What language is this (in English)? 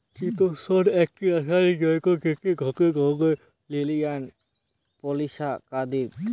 Bangla